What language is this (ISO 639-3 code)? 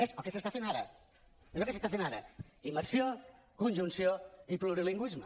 cat